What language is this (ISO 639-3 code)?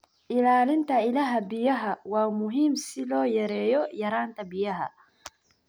som